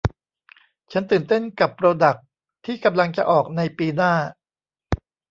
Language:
Thai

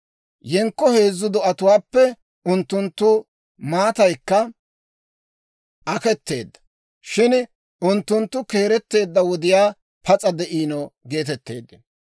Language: Dawro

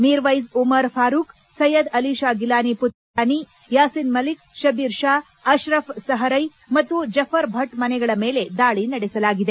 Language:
Kannada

